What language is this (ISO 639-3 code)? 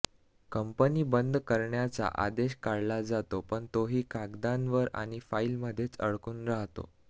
mar